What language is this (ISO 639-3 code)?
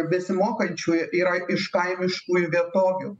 lit